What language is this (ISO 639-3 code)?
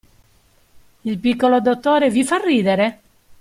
ita